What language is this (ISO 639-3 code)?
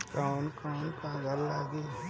bho